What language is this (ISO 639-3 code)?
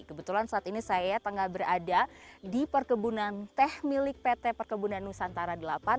ind